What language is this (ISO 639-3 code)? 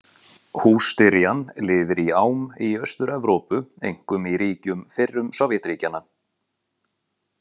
isl